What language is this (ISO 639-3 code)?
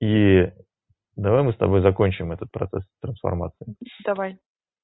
rus